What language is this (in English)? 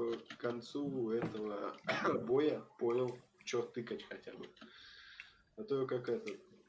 Russian